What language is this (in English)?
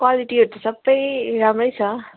Nepali